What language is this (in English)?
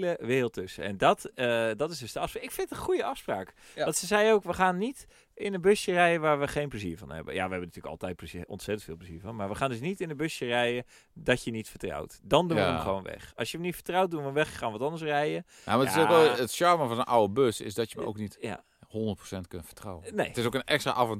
Dutch